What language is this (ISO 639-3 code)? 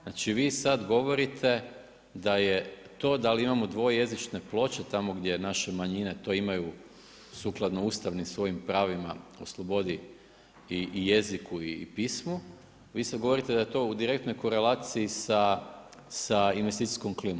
hrv